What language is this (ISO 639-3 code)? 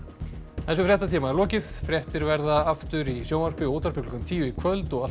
isl